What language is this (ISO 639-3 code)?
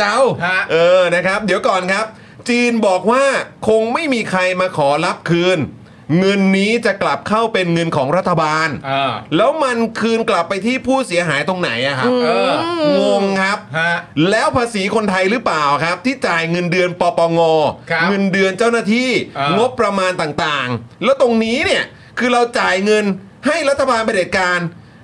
tha